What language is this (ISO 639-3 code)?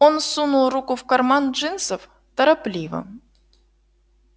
rus